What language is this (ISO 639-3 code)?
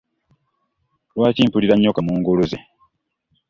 lug